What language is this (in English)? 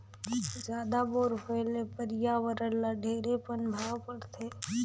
Chhattisgarhi